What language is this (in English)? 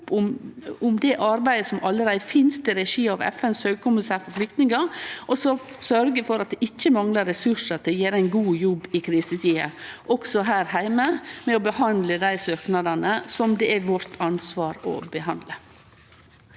Norwegian